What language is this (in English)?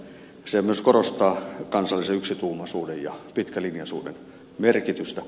Finnish